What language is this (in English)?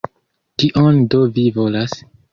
Esperanto